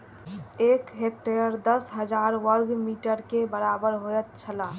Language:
Maithili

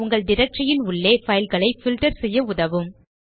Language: Tamil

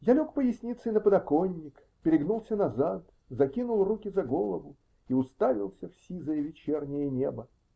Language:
Russian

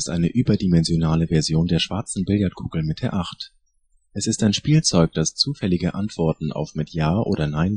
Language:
German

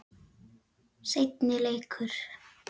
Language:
Icelandic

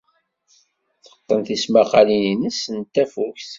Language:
Kabyle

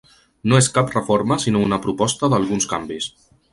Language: Catalan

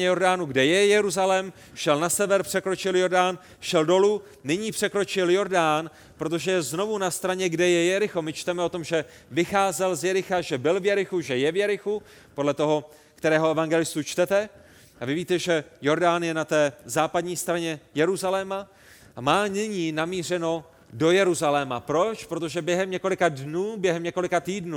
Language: Czech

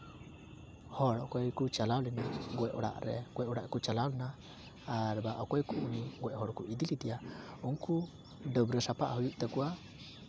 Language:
Santali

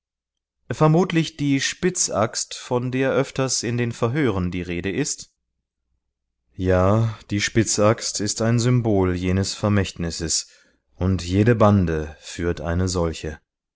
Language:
German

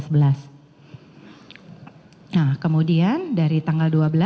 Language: Indonesian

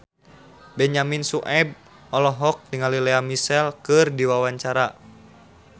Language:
Sundanese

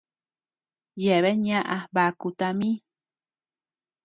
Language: Tepeuxila Cuicatec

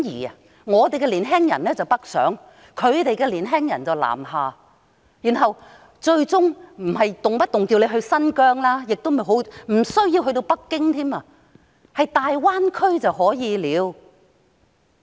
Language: Cantonese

